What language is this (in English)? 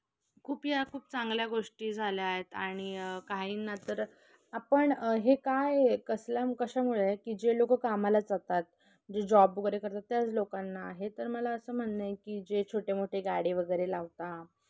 Marathi